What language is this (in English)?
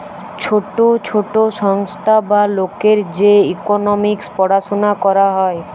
Bangla